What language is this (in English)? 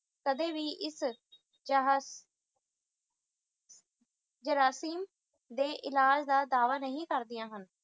Punjabi